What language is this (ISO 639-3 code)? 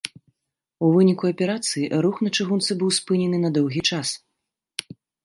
bel